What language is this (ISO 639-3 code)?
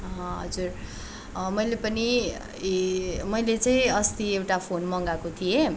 nep